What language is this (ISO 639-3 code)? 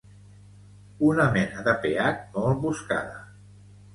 cat